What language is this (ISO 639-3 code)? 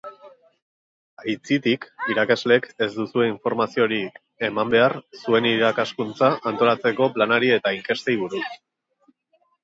eus